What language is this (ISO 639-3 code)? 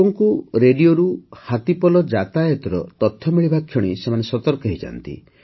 ori